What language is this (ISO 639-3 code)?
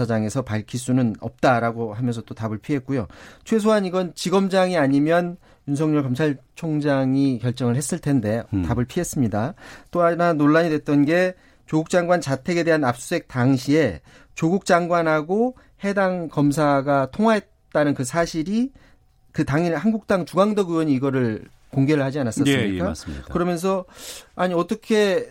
kor